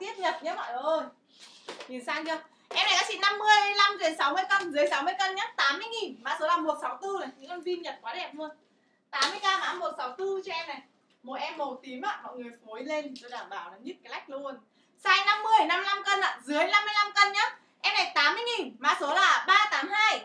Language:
Vietnamese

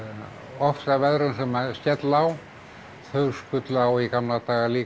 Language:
Icelandic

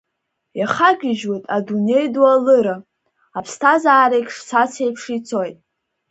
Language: Abkhazian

